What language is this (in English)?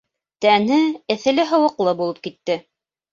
Bashkir